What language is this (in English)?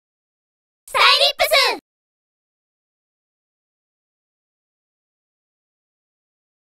Thai